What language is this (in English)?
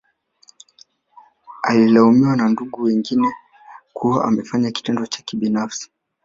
Swahili